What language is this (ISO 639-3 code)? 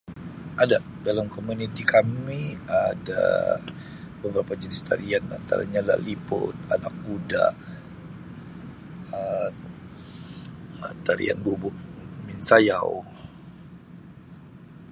msi